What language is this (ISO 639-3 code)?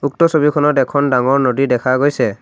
asm